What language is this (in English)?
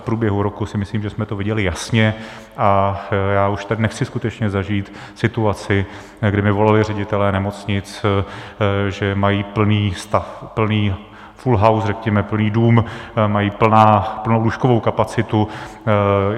Czech